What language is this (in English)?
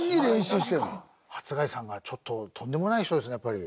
Japanese